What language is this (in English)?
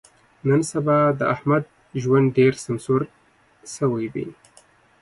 Pashto